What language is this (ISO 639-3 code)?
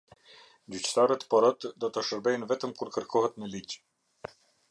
sqi